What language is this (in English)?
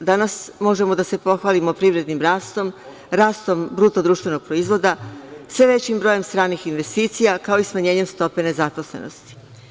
Serbian